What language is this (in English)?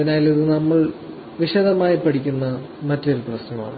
Malayalam